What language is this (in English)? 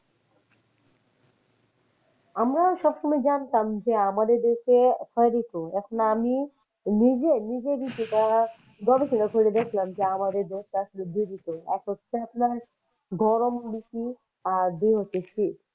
Bangla